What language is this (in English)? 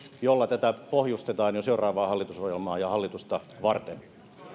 Finnish